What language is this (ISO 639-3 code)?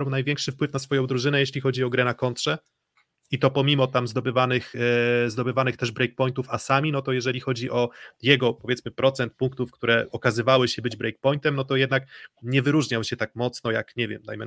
pol